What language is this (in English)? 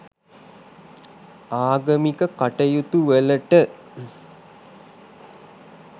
Sinhala